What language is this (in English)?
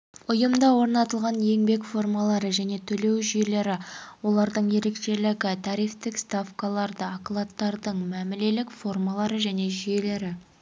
Kazakh